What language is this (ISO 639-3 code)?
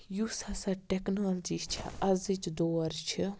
kas